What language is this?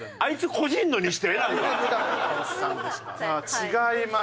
Japanese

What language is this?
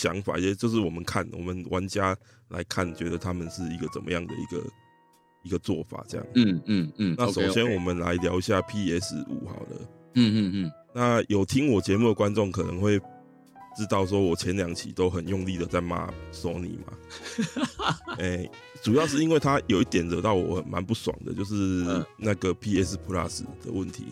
Chinese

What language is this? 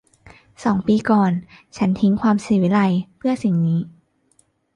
Thai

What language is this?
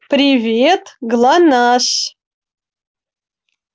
Russian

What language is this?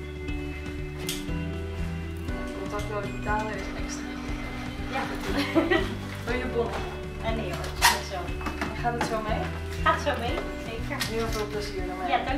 Dutch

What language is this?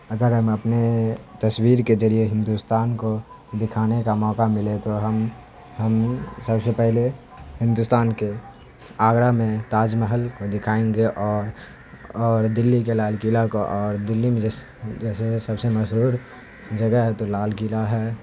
Urdu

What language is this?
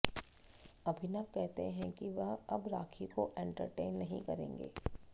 Hindi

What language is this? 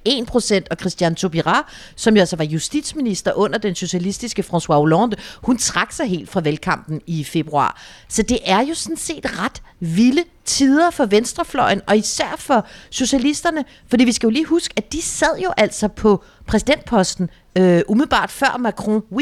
Danish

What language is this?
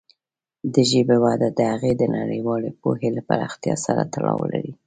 Pashto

